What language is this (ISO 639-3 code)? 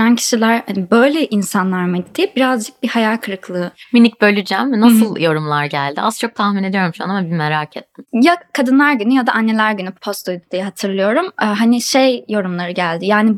tur